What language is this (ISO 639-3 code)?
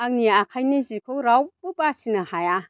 brx